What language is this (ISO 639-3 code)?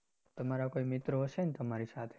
guj